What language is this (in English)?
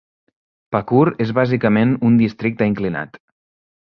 Catalan